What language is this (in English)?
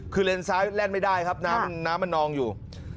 Thai